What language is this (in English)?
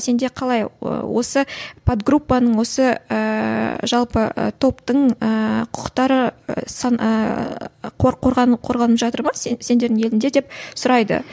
Kazakh